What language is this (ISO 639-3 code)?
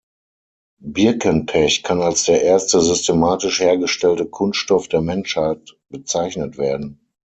deu